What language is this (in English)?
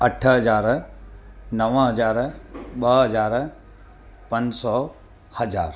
Sindhi